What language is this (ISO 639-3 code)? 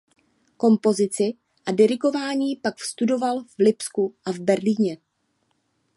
ces